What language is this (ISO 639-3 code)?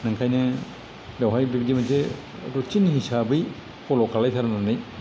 brx